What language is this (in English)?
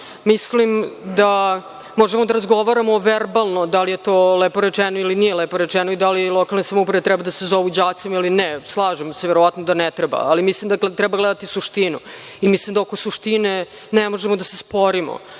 Serbian